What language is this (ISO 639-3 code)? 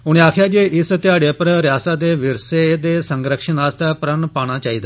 doi